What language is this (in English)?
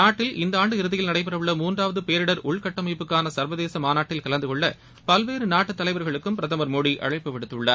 Tamil